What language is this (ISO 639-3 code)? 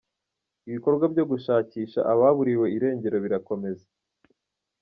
kin